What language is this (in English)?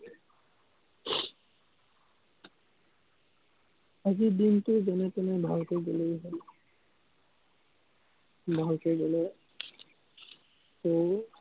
Assamese